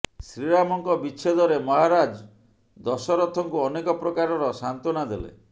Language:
Odia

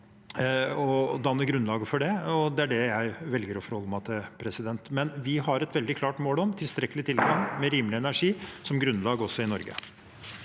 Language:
Norwegian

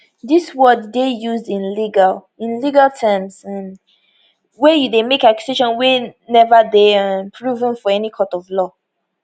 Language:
Nigerian Pidgin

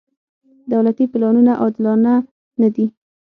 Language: Pashto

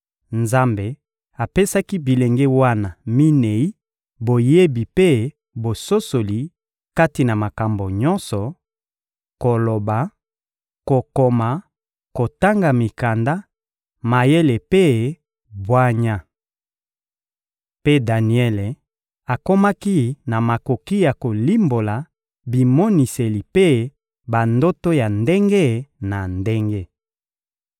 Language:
Lingala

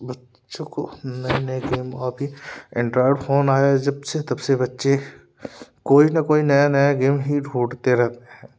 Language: Hindi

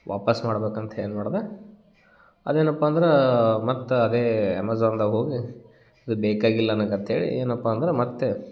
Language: Kannada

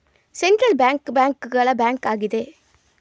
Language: Kannada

